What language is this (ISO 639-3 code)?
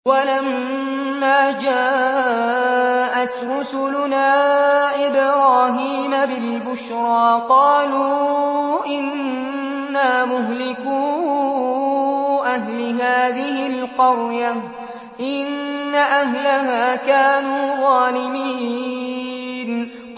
ara